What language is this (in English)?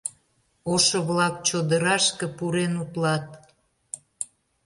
Mari